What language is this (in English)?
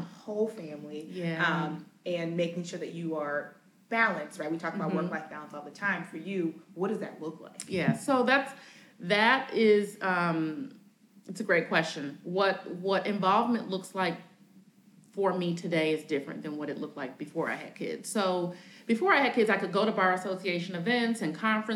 English